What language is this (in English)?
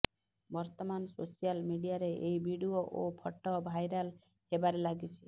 Odia